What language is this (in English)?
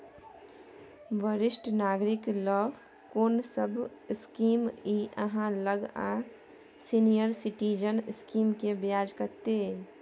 Maithili